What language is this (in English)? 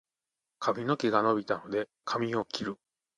Japanese